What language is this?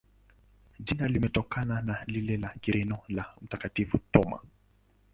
Swahili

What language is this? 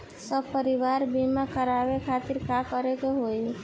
Bhojpuri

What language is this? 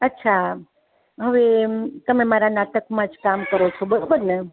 Gujarati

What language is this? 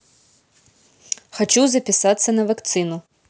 Russian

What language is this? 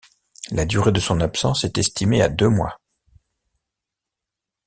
French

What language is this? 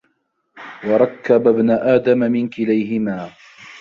Arabic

